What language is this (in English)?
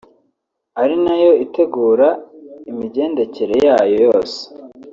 Kinyarwanda